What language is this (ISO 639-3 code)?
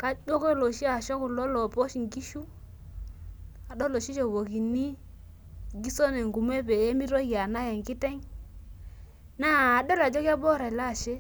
mas